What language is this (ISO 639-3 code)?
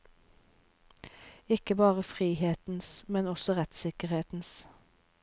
nor